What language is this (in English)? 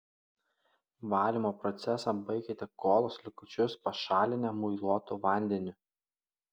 Lithuanian